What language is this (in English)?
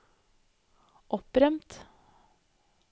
Norwegian